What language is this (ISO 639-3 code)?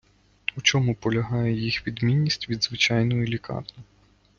ukr